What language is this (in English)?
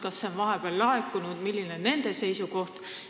Estonian